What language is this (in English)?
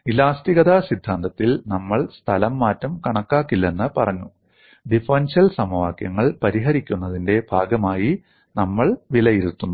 Malayalam